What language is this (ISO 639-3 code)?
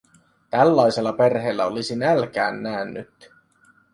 fin